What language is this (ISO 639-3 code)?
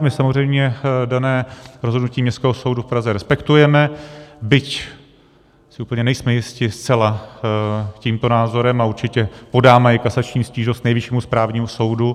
ces